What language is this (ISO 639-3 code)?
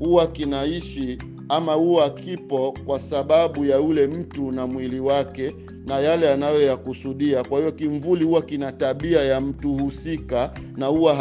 swa